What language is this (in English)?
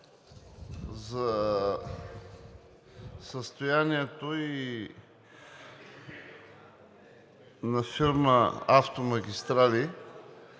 Bulgarian